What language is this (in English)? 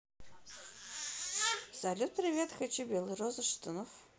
Russian